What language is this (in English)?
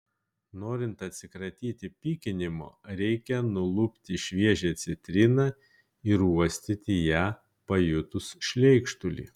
Lithuanian